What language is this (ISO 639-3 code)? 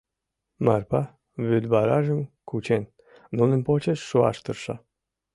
chm